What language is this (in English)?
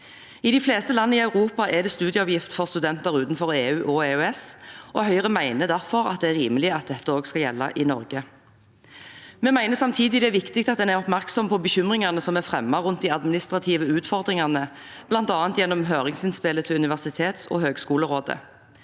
Norwegian